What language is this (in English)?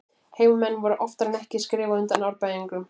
Icelandic